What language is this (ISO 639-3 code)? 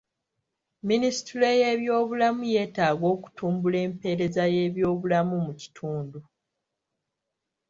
lug